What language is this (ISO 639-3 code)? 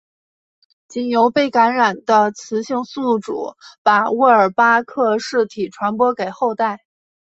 zho